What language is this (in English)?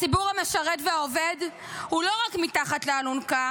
Hebrew